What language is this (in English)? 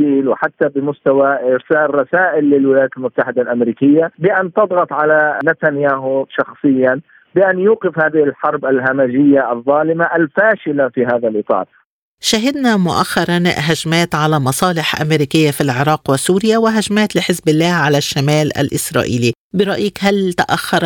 Arabic